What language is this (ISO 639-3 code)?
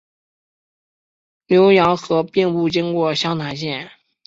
zho